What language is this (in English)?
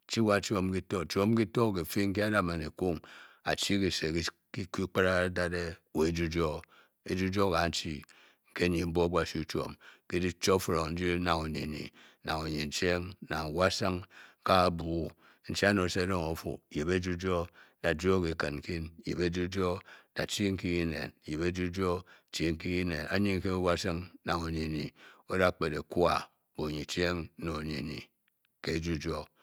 Bokyi